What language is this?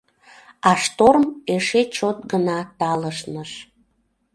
Mari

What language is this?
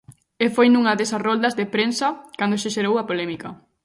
Galician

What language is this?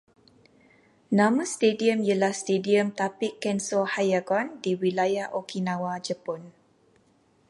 Malay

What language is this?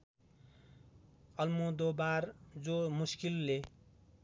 Nepali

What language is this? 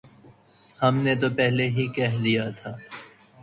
Urdu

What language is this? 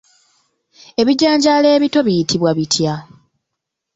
Ganda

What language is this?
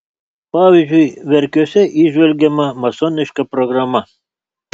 Lithuanian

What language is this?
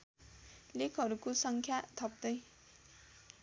Nepali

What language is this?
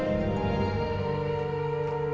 Indonesian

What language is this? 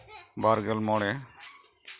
Santali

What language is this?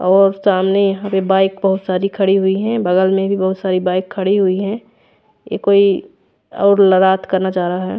Hindi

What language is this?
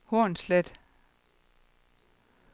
Danish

